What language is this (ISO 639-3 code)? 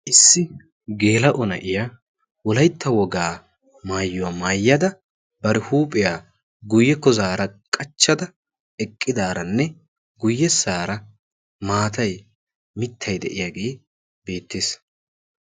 wal